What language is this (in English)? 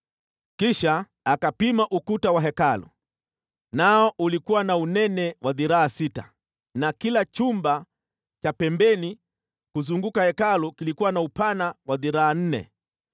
Swahili